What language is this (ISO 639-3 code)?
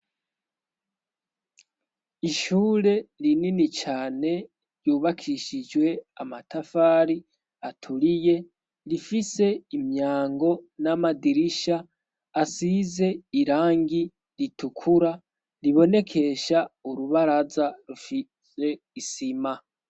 run